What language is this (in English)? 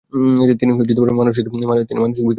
Bangla